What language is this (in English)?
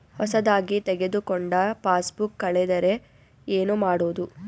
Kannada